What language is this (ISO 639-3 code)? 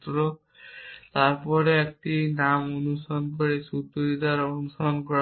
ben